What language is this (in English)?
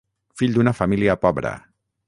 Catalan